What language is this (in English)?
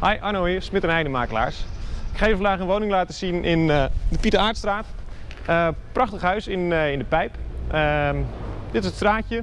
Dutch